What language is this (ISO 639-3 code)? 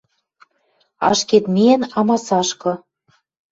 mrj